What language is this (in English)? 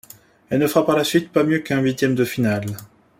French